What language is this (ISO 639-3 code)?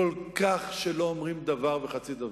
heb